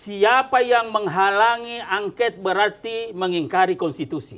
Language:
Indonesian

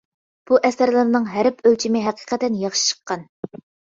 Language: Uyghur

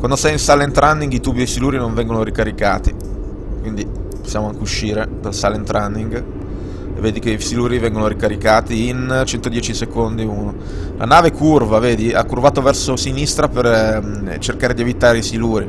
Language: Italian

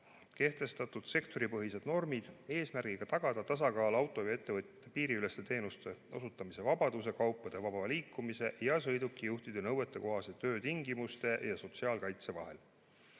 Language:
Estonian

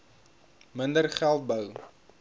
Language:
Afrikaans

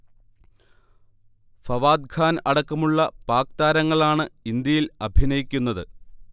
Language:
Malayalam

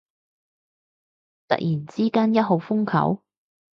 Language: Cantonese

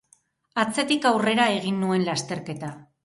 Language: Basque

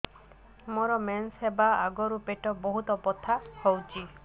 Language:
Odia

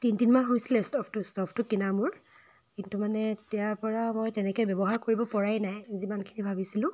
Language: Assamese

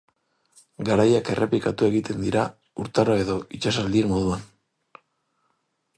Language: Basque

